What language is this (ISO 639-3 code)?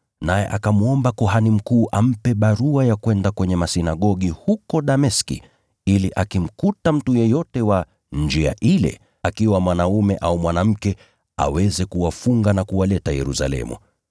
swa